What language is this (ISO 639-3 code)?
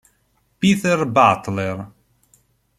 ita